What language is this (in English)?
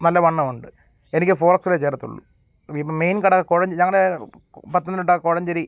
Malayalam